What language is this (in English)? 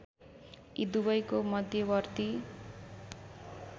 Nepali